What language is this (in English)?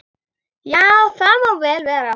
Icelandic